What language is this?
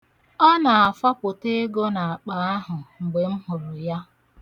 Igbo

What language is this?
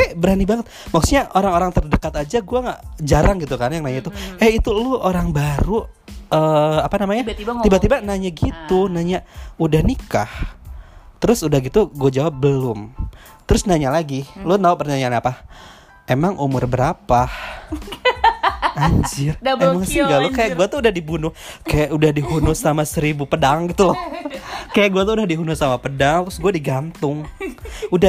Indonesian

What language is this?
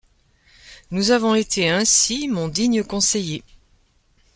French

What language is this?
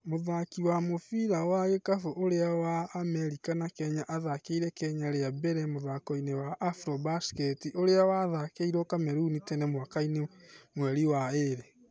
Kikuyu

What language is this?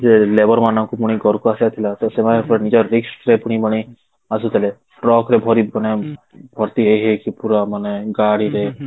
Odia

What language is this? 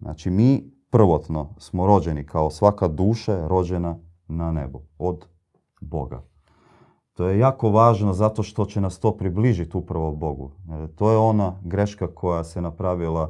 Croatian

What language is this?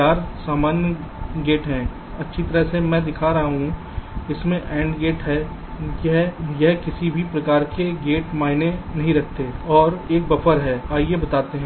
Hindi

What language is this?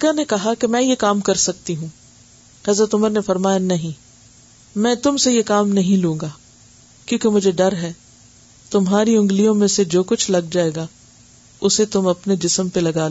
Urdu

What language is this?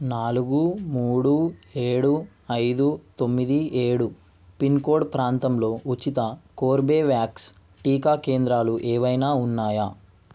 Telugu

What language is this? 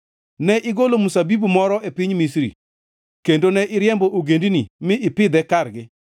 Luo (Kenya and Tanzania)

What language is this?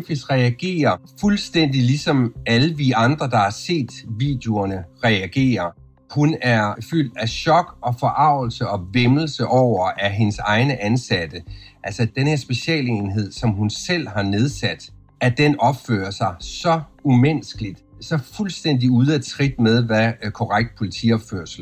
Danish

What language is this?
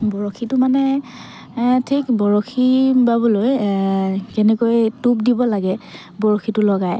Assamese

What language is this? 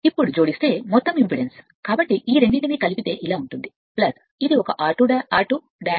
Telugu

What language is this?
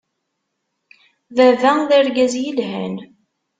Kabyle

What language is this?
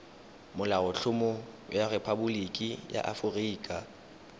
Tswana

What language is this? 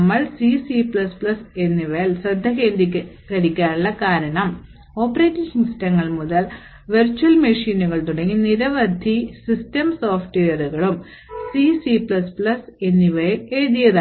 Malayalam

